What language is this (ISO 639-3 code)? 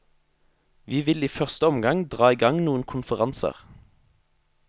nor